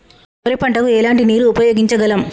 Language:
Telugu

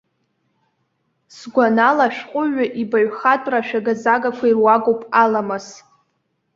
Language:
Abkhazian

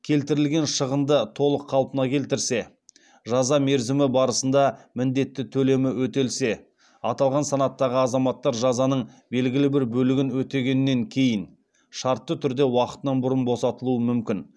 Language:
Kazakh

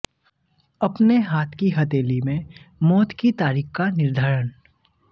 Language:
Hindi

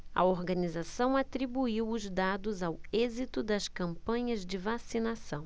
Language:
Portuguese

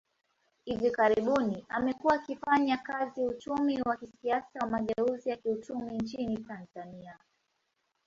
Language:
Swahili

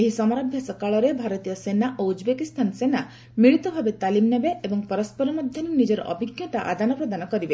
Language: Odia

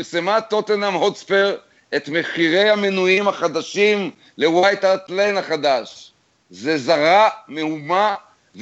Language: Hebrew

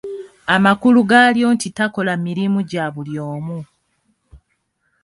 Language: Ganda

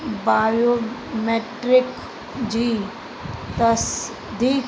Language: Sindhi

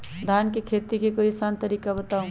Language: Magahi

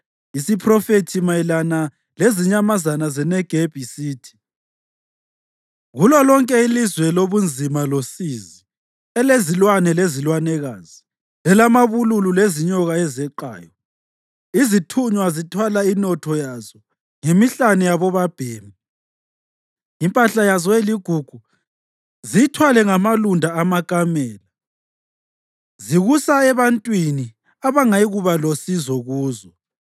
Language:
North Ndebele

